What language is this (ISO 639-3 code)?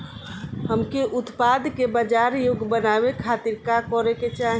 bho